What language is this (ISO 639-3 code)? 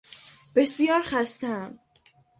fas